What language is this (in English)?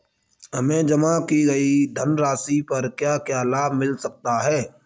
Hindi